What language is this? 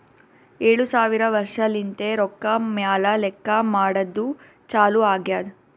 Kannada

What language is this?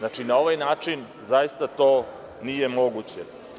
Serbian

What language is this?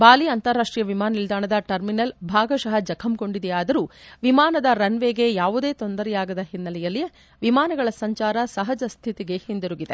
Kannada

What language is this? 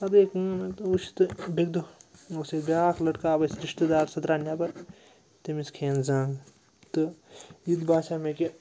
Kashmiri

